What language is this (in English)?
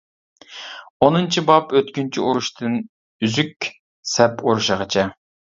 Uyghur